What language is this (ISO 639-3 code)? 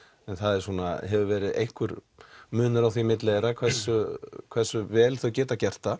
isl